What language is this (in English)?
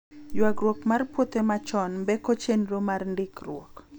Luo (Kenya and Tanzania)